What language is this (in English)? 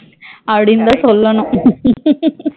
Tamil